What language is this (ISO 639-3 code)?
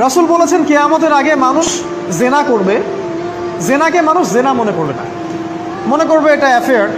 pol